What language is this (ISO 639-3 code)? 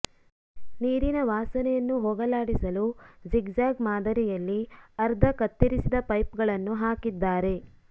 kan